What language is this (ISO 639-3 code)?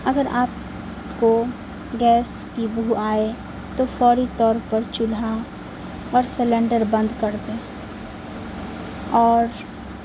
urd